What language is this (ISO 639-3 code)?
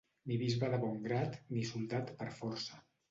cat